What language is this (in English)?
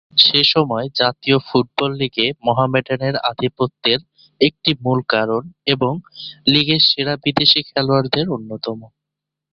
Bangla